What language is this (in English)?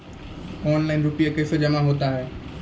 Maithili